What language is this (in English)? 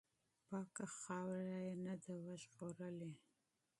Pashto